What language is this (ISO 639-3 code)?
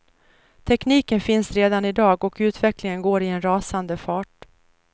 swe